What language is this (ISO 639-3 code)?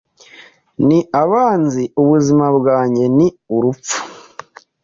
kin